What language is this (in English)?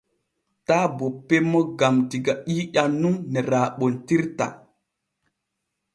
Borgu Fulfulde